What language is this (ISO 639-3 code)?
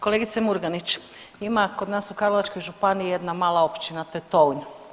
hrv